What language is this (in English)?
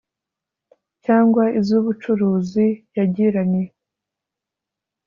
Kinyarwanda